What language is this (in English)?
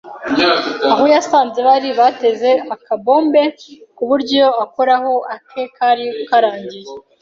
Kinyarwanda